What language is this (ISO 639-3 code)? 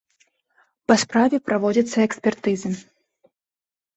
bel